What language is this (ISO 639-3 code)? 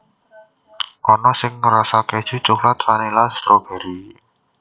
jav